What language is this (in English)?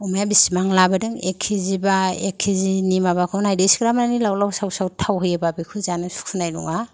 Bodo